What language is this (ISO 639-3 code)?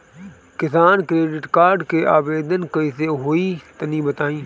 bho